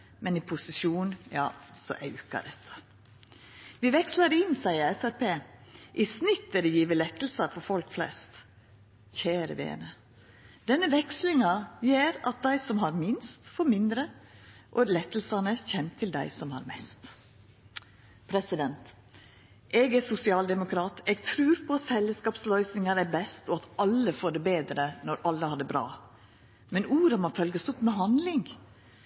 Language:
Norwegian Nynorsk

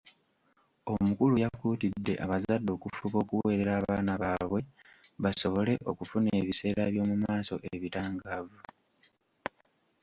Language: Ganda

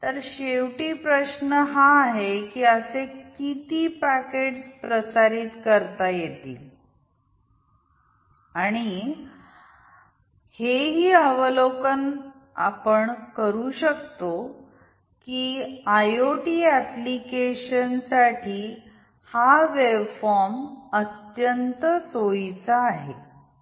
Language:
Marathi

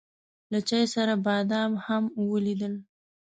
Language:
Pashto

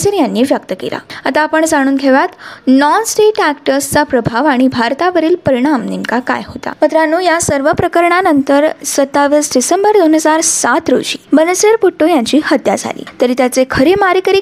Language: Marathi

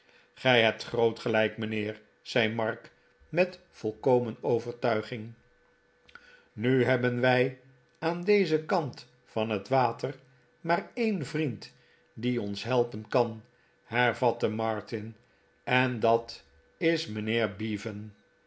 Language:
Dutch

